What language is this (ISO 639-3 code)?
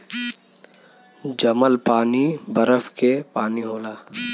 bho